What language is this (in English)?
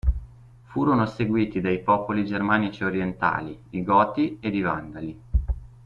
Italian